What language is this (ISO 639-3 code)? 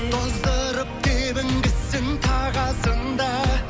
kaz